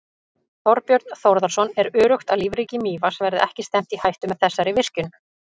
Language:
Icelandic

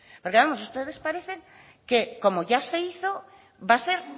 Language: Spanish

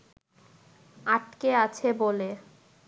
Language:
Bangla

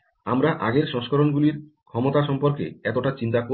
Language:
Bangla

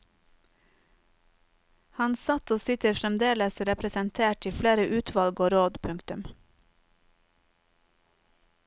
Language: Norwegian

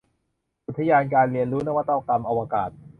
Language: Thai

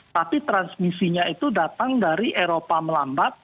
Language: Indonesian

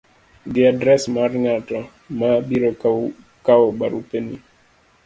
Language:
Luo (Kenya and Tanzania)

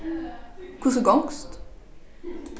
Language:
Faroese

